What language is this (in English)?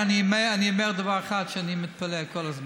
Hebrew